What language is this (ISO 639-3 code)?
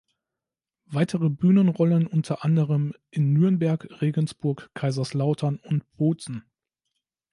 deu